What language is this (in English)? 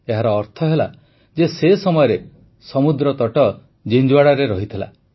Odia